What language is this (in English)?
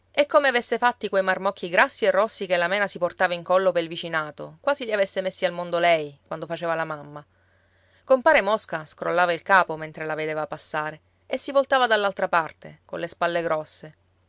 Italian